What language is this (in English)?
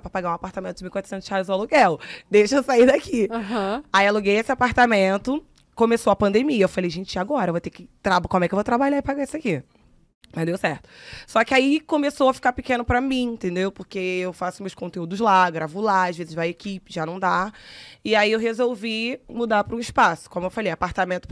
Portuguese